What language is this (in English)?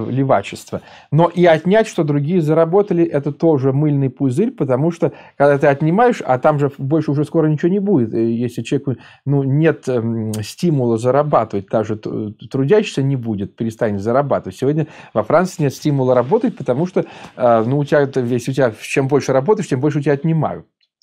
Russian